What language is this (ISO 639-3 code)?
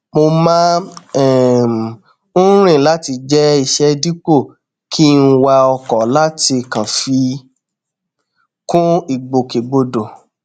yor